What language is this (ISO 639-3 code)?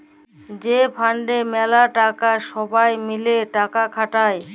ben